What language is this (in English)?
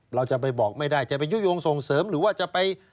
Thai